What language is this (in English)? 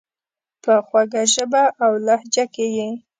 Pashto